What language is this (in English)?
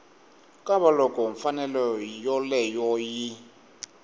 Tsonga